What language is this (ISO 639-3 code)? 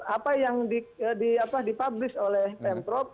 ind